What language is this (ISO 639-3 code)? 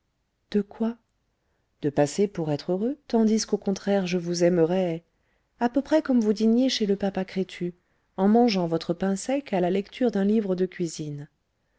fra